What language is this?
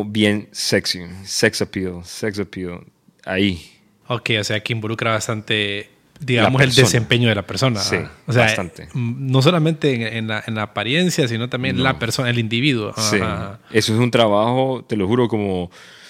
Spanish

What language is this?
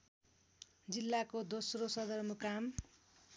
Nepali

